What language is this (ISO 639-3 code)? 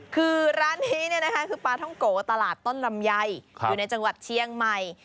tha